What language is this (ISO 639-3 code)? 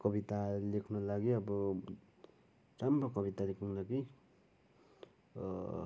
nep